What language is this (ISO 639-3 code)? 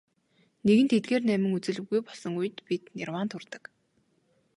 mon